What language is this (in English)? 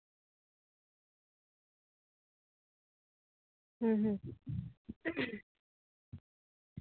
Santali